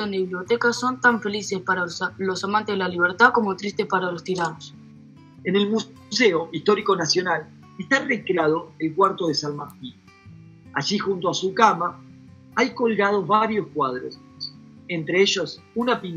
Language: Spanish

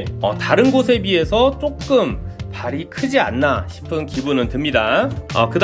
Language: Korean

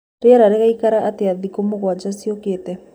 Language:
Kikuyu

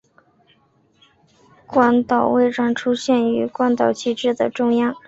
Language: Chinese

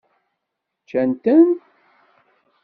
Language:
Kabyle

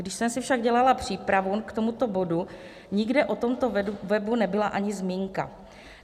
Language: Czech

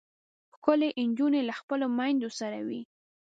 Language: Pashto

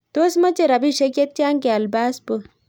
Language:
Kalenjin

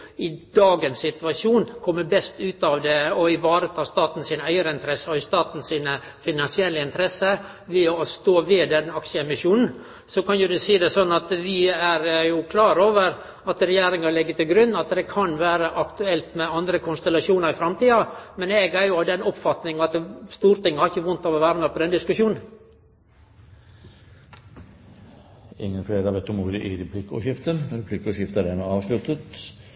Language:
Norwegian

